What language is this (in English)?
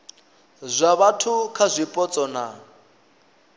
Venda